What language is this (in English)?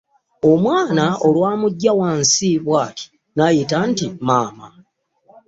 Ganda